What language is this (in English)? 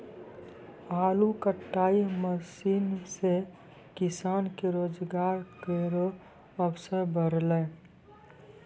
Maithili